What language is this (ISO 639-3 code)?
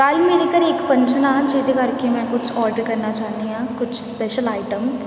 pan